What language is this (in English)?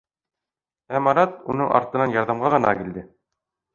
Bashkir